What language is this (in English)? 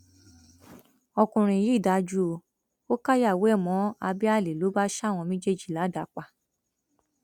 Yoruba